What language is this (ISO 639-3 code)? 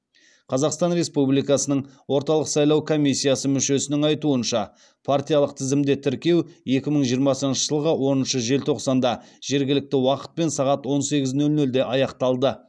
kaz